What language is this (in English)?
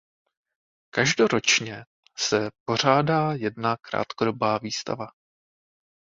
Czech